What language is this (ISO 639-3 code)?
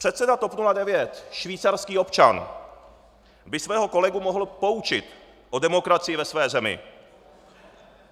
ces